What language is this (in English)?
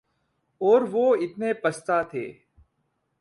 Urdu